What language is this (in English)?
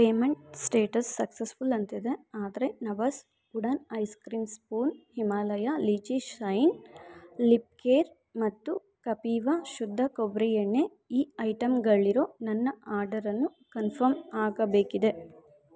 Kannada